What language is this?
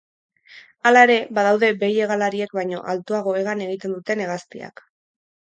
Basque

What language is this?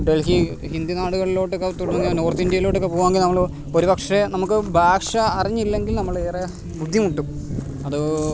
Malayalam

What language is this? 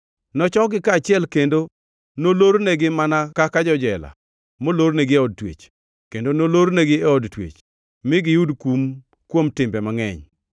Luo (Kenya and Tanzania)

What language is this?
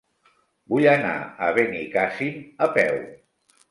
Catalan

